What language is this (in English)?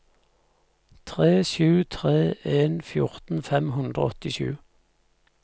Norwegian